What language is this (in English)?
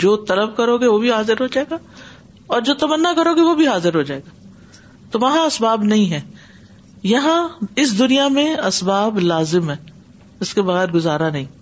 Urdu